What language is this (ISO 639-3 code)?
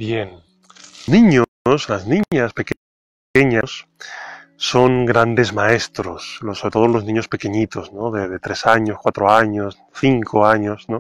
spa